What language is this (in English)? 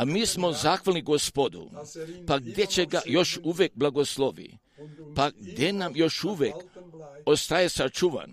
Croatian